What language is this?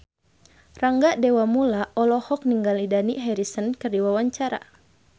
Sundanese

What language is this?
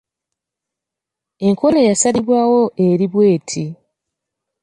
Ganda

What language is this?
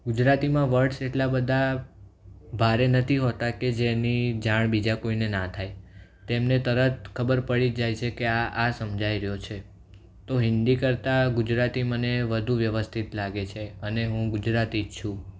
Gujarati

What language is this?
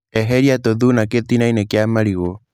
Kikuyu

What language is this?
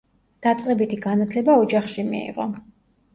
Georgian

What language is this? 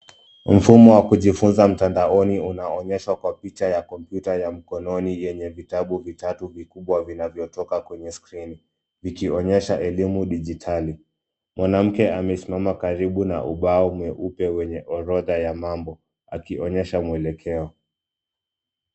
Swahili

